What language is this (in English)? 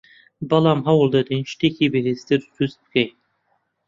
Central Kurdish